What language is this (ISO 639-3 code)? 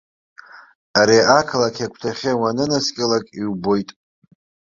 abk